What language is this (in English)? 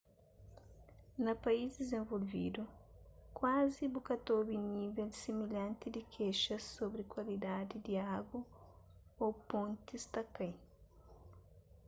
Kabuverdianu